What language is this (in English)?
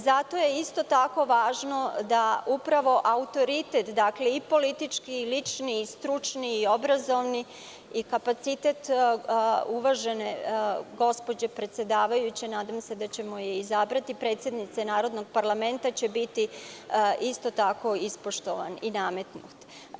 Serbian